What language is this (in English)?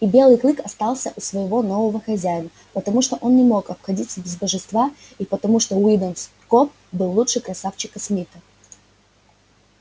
Russian